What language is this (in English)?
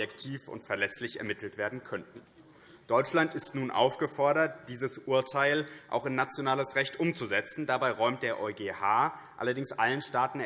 German